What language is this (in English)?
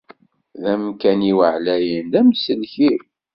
Kabyle